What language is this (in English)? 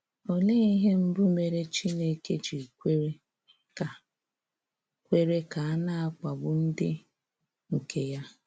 Igbo